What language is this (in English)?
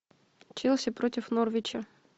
Russian